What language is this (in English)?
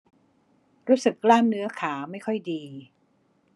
Thai